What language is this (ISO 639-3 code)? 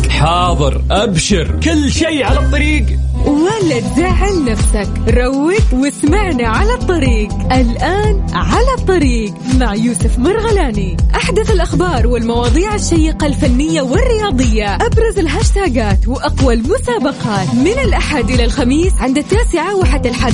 ara